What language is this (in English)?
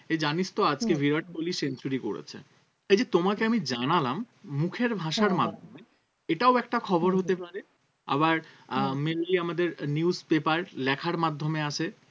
Bangla